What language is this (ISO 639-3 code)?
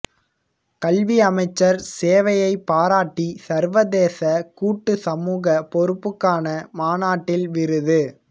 tam